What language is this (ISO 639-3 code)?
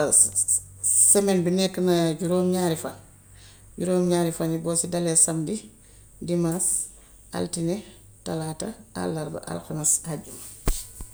wof